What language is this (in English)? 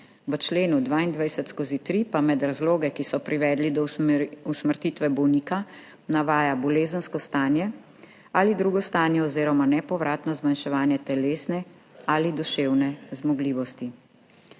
Slovenian